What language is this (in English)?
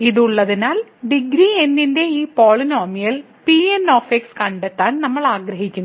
Malayalam